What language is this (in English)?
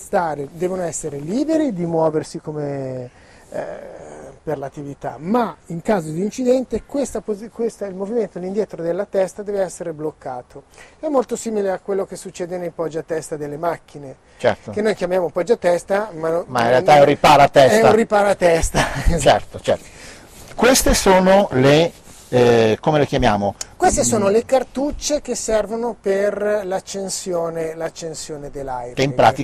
Italian